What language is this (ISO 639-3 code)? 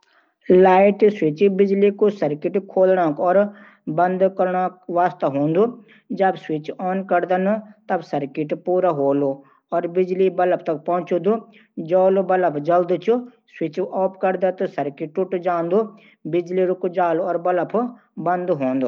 gbm